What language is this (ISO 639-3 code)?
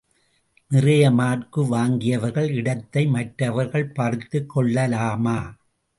tam